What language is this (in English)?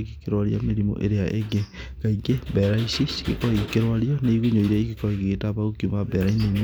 Kikuyu